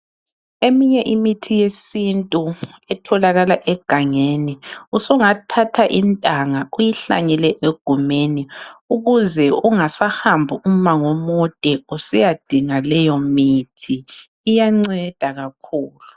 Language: North Ndebele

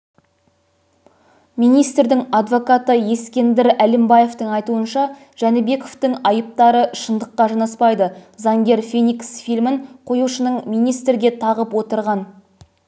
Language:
Kazakh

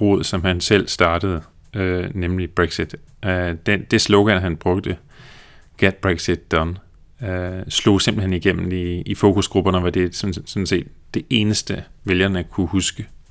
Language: Danish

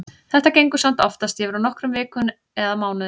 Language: Icelandic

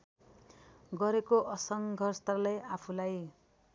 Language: Nepali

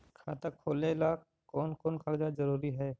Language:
Magahi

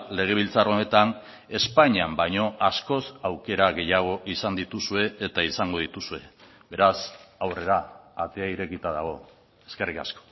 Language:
Basque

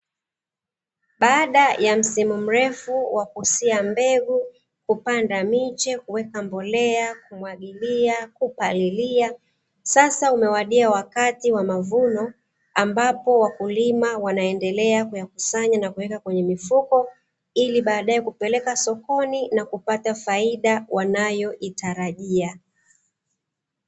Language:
Swahili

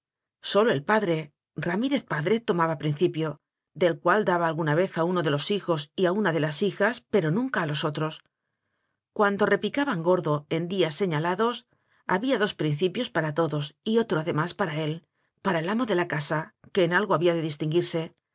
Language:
Spanish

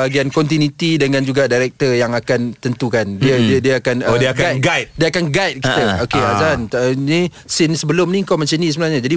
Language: Malay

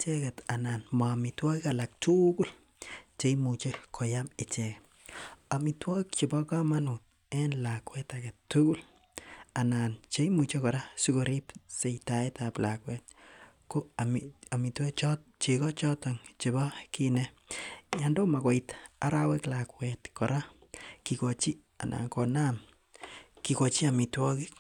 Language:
Kalenjin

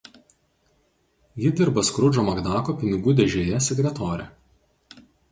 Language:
Lithuanian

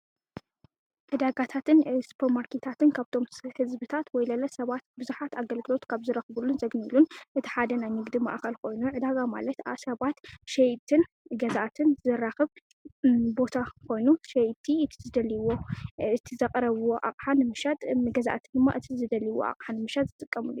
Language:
Tigrinya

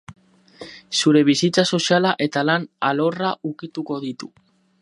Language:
Basque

